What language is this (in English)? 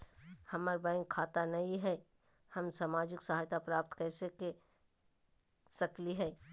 Magahi